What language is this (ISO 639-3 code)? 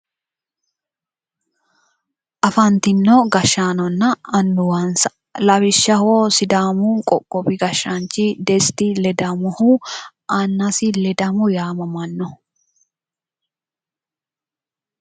sid